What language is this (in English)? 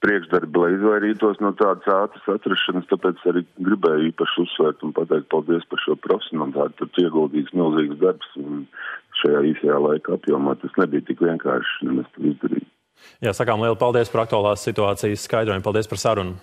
Latvian